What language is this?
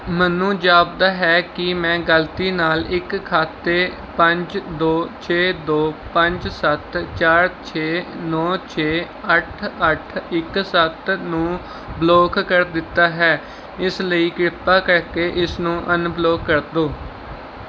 Punjabi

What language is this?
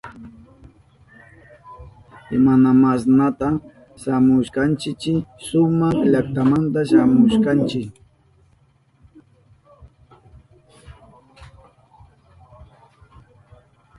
Southern Pastaza Quechua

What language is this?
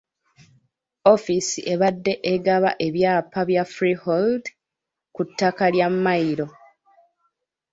Ganda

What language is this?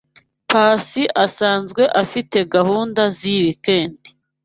Kinyarwanda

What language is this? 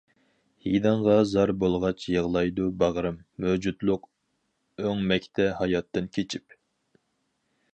Uyghur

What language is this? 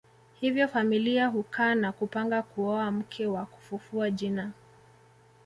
Swahili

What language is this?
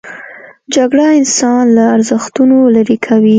Pashto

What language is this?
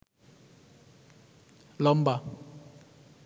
Bangla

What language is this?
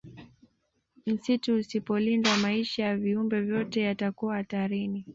Swahili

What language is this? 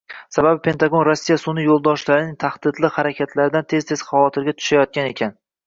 Uzbek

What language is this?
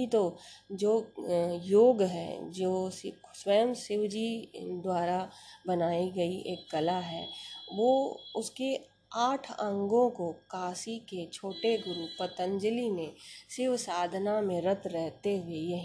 Hindi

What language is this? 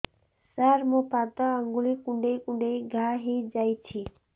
Odia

